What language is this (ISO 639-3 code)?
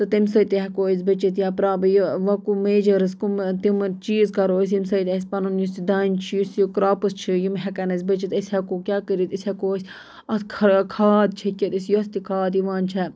kas